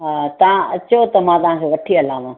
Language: Sindhi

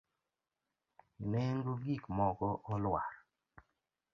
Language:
Luo (Kenya and Tanzania)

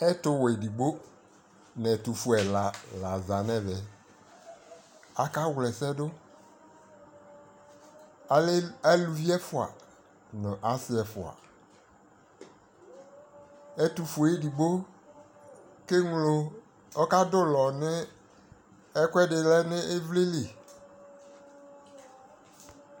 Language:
Ikposo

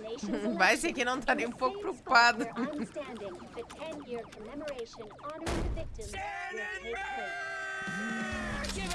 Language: Portuguese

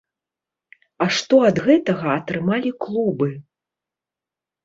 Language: Belarusian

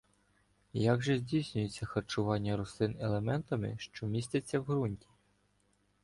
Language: Ukrainian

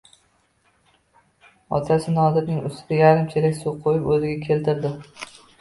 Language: Uzbek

